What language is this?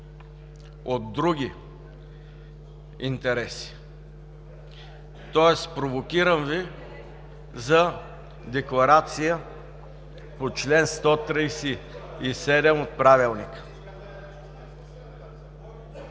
Bulgarian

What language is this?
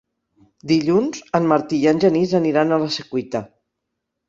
Catalan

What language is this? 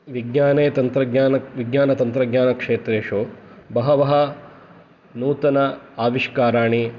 Sanskrit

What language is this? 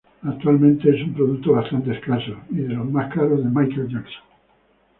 Spanish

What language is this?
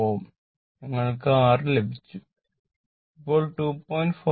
Malayalam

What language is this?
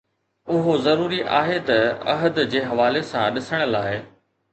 Sindhi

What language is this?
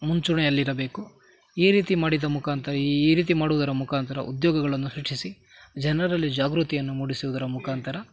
Kannada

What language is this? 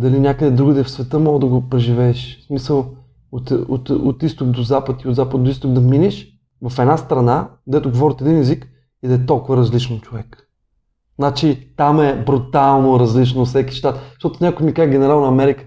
Bulgarian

